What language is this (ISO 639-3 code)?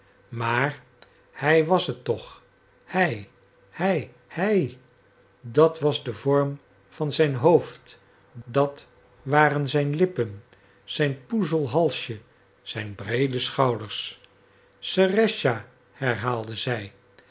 nld